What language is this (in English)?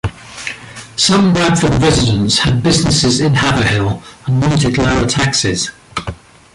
English